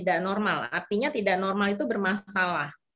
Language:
Indonesian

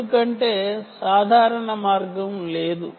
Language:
Telugu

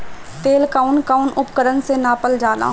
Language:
Bhojpuri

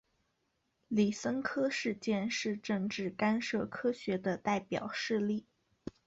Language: Chinese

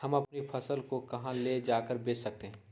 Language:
Magahi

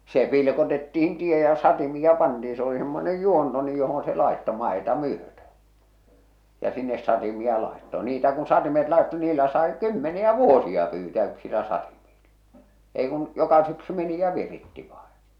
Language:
Finnish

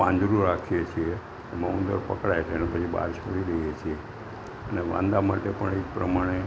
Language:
Gujarati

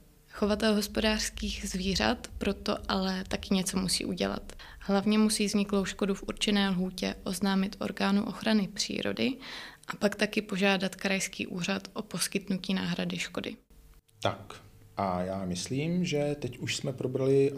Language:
Czech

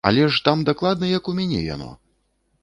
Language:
Belarusian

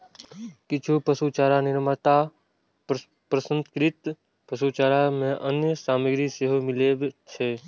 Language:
Maithili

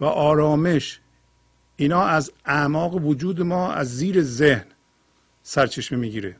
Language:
Persian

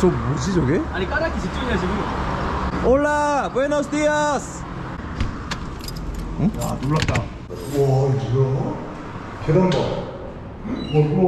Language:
Korean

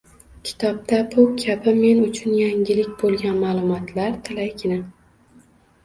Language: Uzbek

